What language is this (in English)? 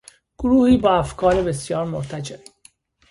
Persian